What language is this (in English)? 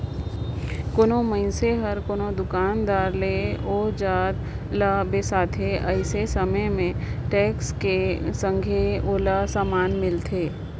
Chhattisgarhi